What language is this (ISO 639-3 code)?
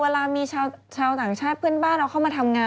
tha